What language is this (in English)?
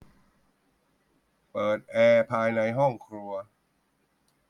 Thai